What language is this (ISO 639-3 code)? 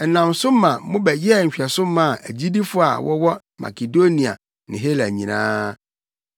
aka